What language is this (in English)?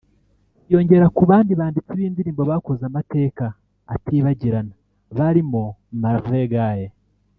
Kinyarwanda